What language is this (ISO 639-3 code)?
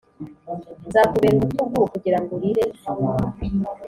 kin